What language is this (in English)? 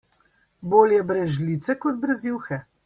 Slovenian